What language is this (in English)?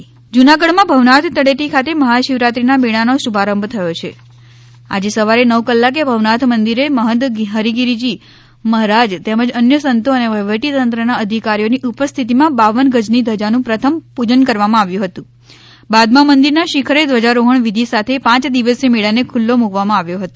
Gujarati